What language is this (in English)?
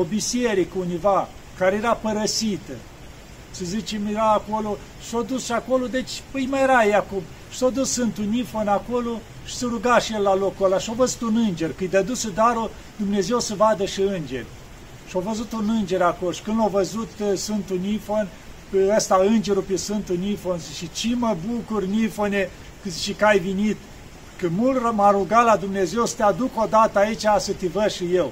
Romanian